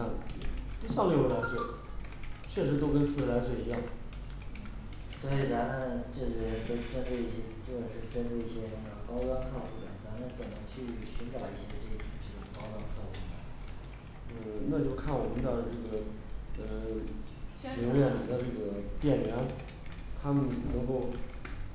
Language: Chinese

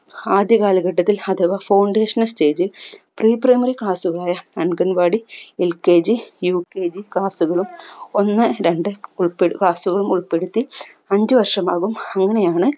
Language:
Malayalam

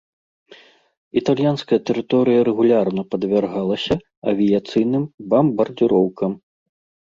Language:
Belarusian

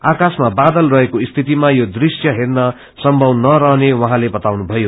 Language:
Nepali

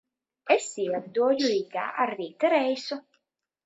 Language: Latvian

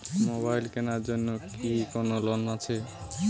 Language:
Bangla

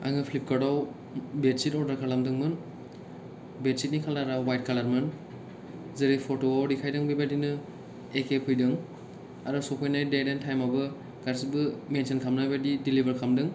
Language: Bodo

